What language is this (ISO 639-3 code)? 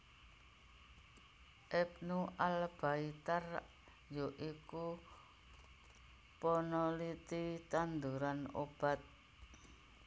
jav